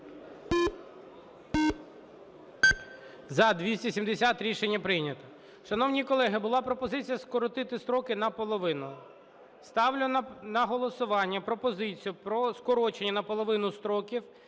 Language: Ukrainian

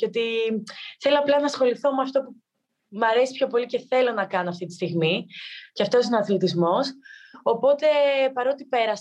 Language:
Greek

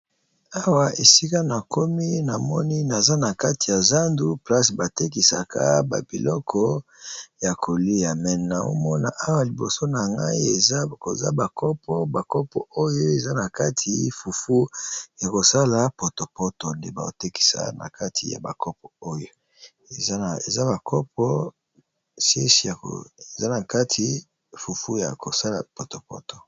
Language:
Lingala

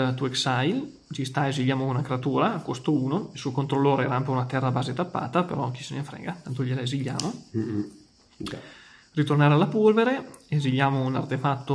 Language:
Italian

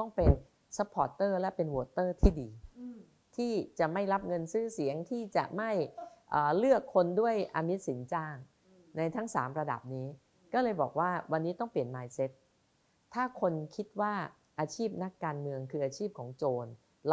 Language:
Thai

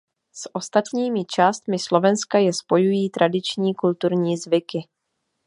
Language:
Czech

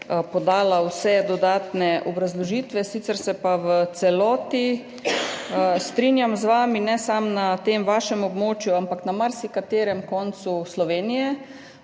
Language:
Slovenian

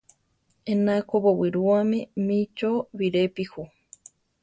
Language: Central Tarahumara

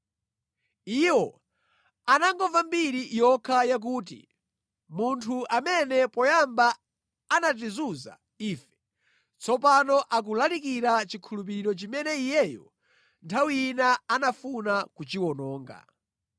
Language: Nyanja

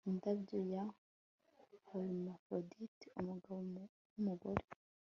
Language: Kinyarwanda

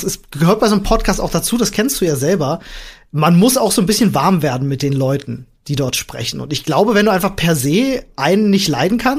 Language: German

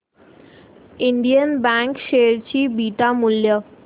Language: Marathi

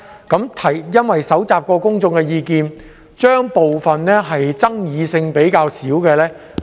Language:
Cantonese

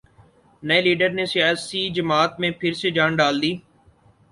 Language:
Urdu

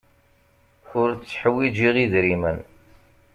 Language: Kabyle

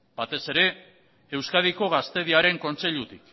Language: Basque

